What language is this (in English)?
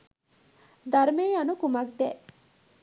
Sinhala